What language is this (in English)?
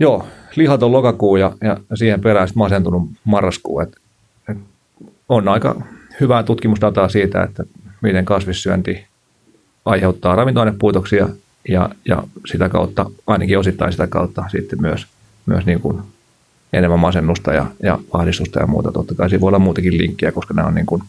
Finnish